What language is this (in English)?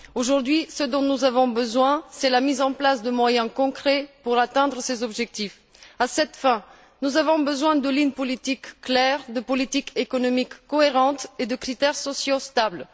French